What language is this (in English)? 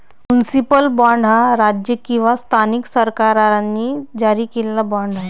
Marathi